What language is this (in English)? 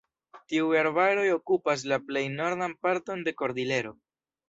Esperanto